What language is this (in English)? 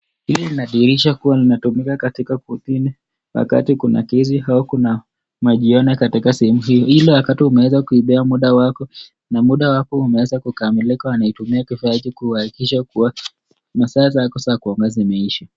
Swahili